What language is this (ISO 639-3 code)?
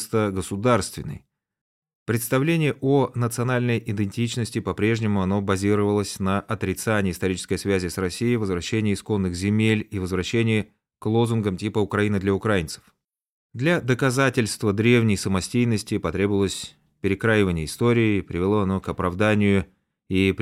rus